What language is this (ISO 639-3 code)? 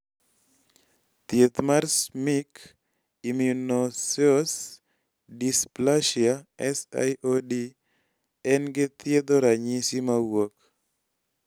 luo